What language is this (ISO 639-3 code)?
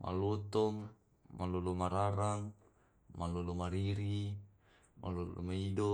rob